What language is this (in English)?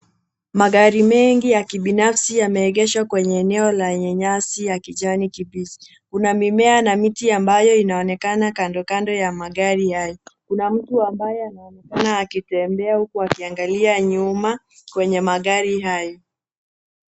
Swahili